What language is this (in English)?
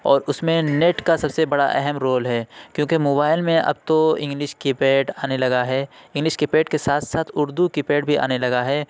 Urdu